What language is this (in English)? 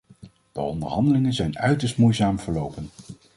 Dutch